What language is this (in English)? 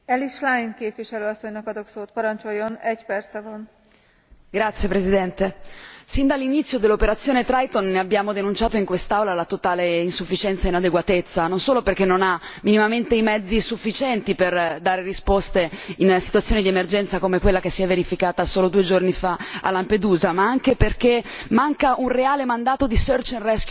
Italian